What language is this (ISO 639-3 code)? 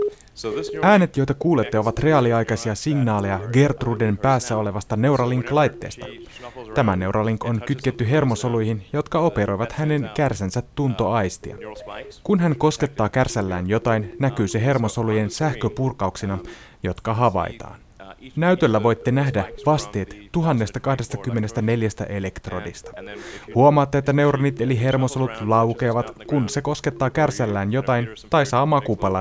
fin